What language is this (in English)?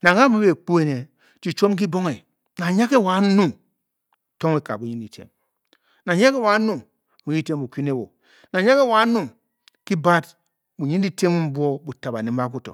Bokyi